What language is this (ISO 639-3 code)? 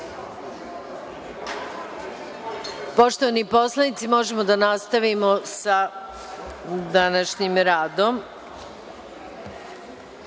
srp